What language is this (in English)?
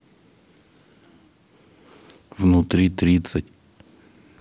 Russian